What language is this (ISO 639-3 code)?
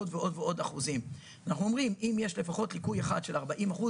heb